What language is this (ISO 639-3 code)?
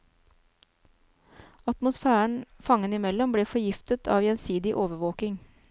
nor